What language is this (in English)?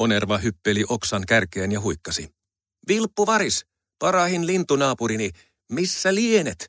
Finnish